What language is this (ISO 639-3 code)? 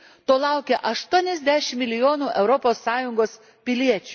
lit